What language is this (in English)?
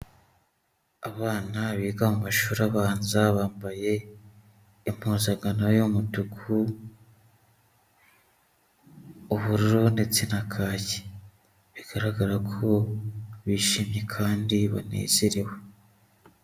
Kinyarwanda